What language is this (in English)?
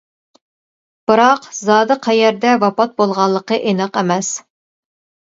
Uyghur